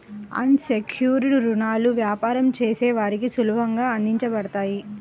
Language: Telugu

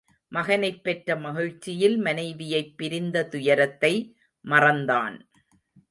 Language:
Tamil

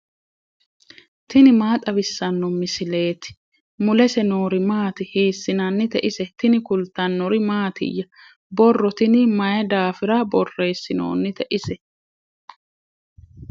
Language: Sidamo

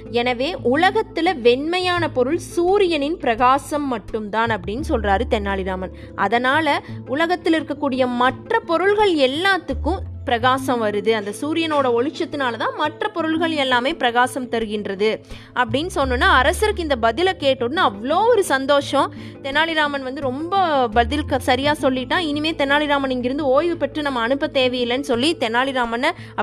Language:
Tamil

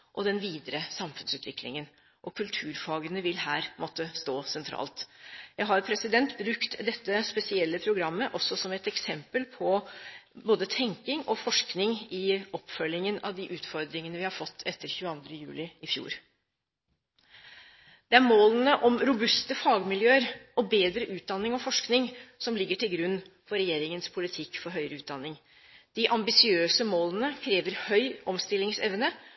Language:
Norwegian Bokmål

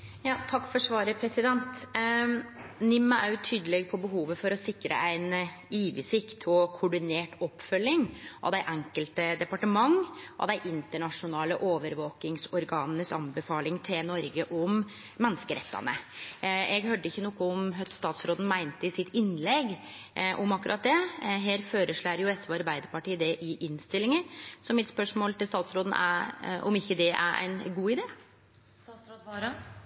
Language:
Norwegian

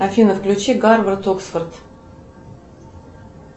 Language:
Russian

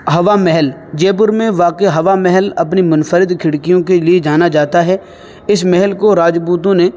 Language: Urdu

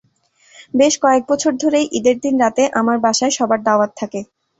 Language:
Bangla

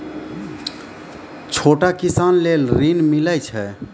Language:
Maithili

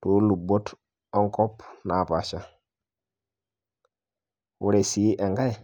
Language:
Masai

